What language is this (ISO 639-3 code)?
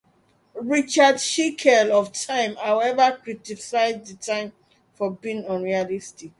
eng